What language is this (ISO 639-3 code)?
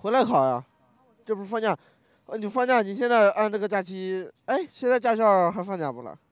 zho